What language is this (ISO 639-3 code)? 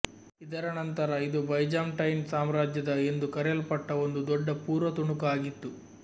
kan